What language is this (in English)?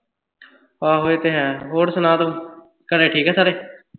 Punjabi